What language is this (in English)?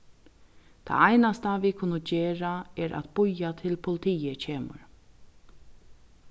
Faroese